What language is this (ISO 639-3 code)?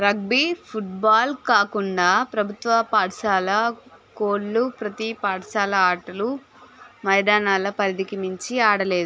tel